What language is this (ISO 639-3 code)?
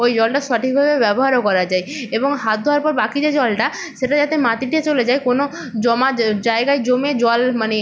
ben